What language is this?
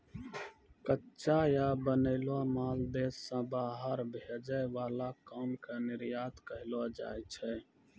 Maithili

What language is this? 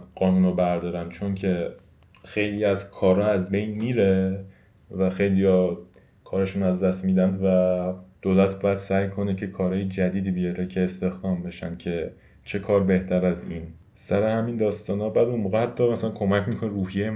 Persian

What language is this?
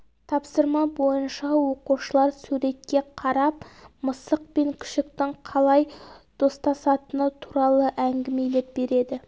Kazakh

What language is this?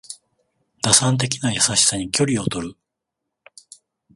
Japanese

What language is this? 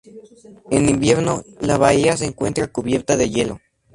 Spanish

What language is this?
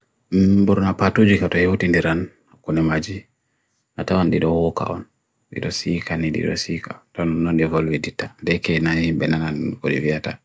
Bagirmi Fulfulde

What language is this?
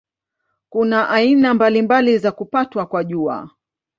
Swahili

